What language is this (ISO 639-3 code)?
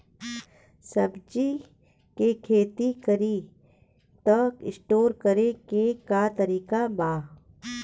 bho